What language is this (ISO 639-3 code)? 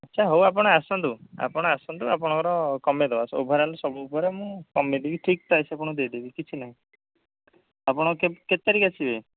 ori